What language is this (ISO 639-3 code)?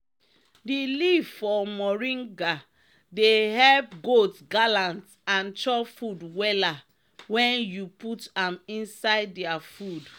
pcm